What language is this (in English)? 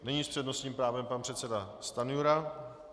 Czech